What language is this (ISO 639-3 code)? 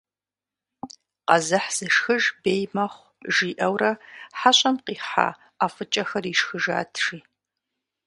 kbd